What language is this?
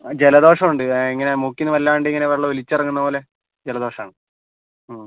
Malayalam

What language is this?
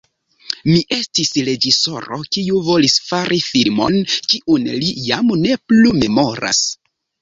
Esperanto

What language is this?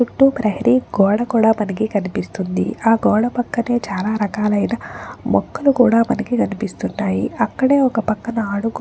Telugu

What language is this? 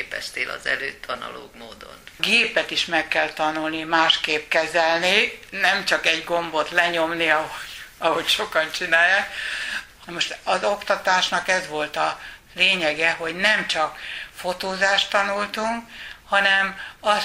Hungarian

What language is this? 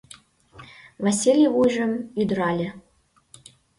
Mari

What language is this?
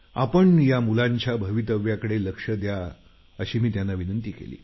Marathi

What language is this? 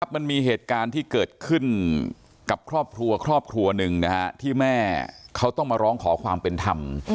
Thai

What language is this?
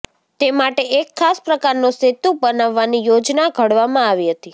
Gujarati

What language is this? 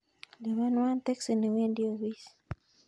Kalenjin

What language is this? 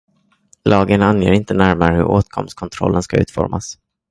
Swedish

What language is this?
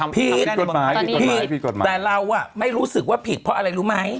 Thai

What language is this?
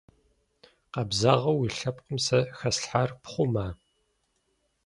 Kabardian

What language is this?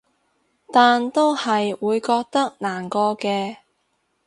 Cantonese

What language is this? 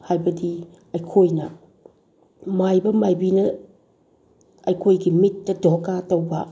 Manipuri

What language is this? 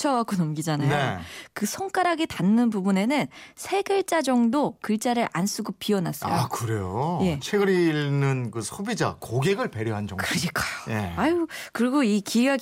Korean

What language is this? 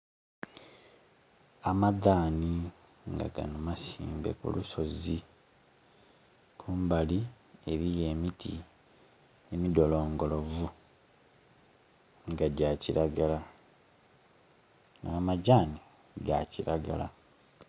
Soga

